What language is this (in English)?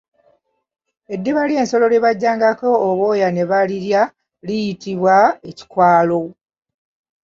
Ganda